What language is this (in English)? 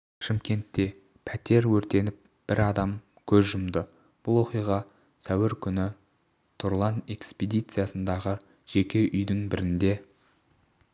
Kazakh